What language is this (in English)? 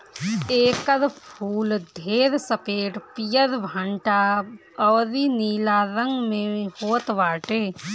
Bhojpuri